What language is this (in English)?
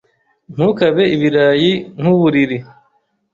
Kinyarwanda